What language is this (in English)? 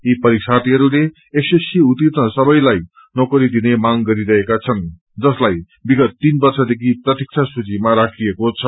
Nepali